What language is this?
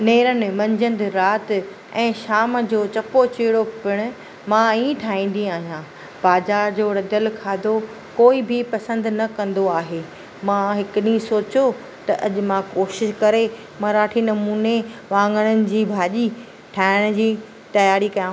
Sindhi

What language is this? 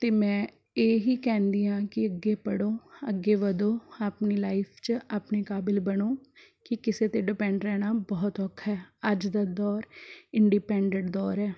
Punjabi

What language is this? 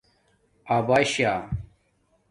Domaaki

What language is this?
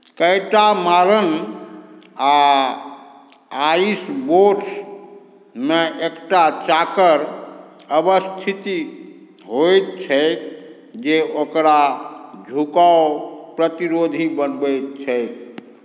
Maithili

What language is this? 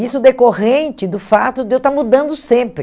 Portuguese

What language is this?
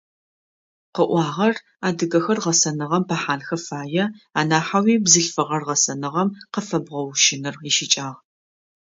Adyghe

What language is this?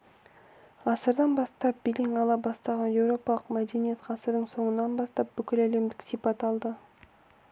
Kazakh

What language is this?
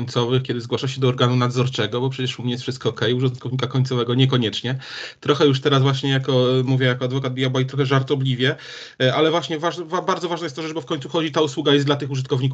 Polish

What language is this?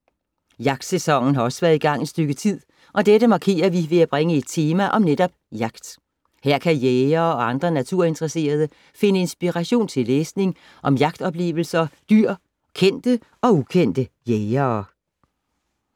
Danish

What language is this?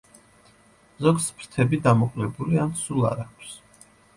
Georgian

